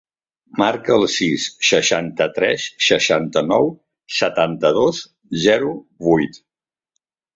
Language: Catalan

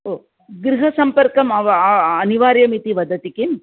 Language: Sanskrit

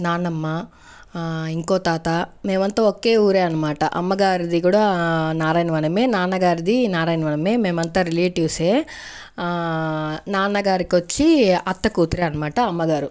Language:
Telugu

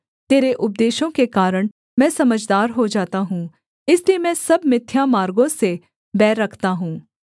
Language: Hindi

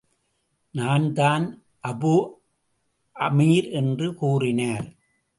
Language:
Tamil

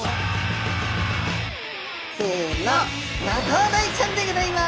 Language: Japanese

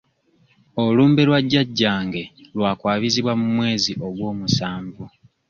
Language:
Ganda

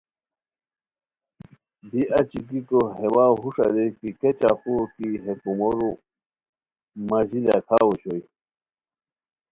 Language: Khowar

